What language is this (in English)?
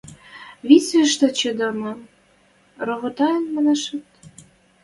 Western Mari